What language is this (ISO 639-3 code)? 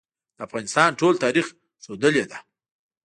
pus